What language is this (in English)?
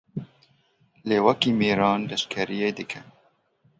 Kurdish